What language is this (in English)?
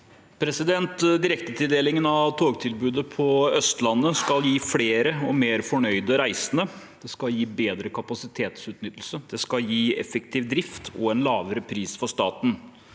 Norwegian